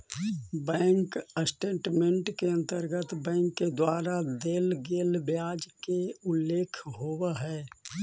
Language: Magahi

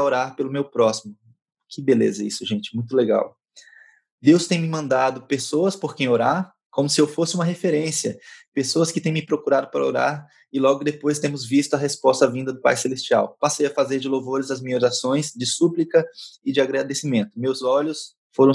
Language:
Portuguese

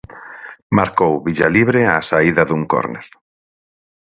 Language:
Galician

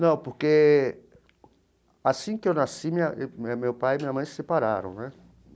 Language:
Portuguese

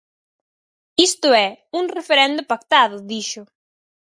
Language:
Galician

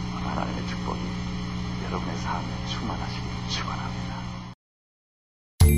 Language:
Korean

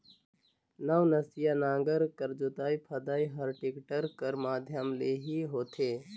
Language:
Chhattisgarhi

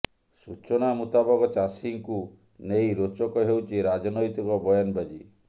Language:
Odia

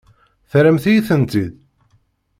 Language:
Kabyle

